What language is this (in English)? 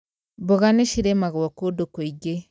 Kikuyu